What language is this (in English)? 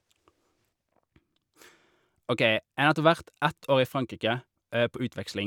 Norwegian